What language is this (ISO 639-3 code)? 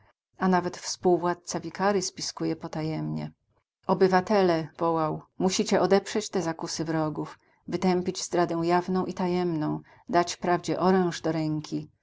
pol